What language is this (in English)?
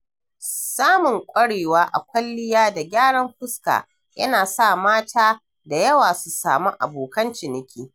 Hausa